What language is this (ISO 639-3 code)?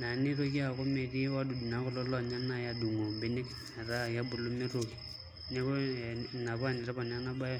mas